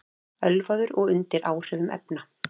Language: Icelandic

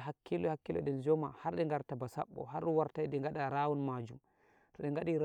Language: Nigerian Fulfulde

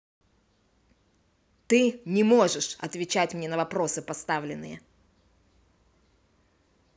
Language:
Russian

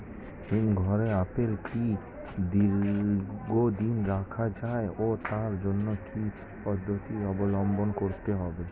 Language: Bangla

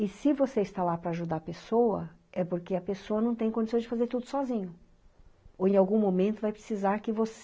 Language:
Portuguese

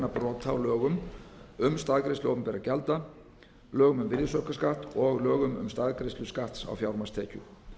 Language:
Icelandic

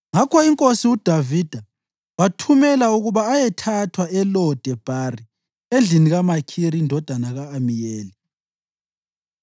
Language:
North Ndebele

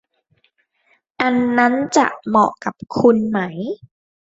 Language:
Thai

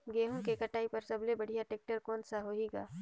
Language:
Chhattisgarhi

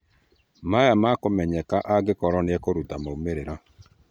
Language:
Kikuyu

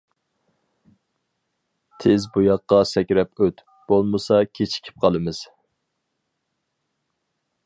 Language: Uyghur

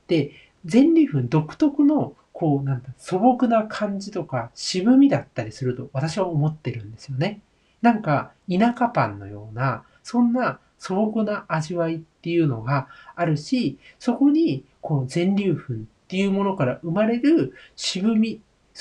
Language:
Japanese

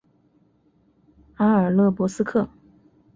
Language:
Chinese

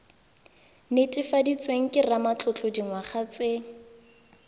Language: Tswana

